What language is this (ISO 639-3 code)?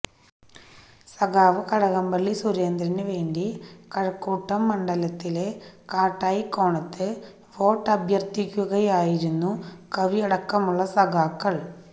mal